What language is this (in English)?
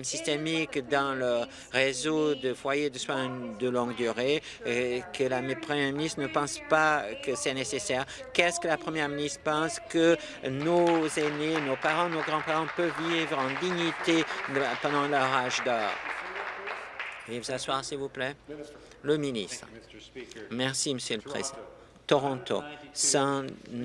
French